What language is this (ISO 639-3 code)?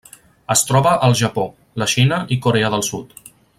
cat